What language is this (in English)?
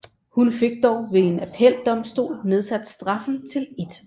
Danish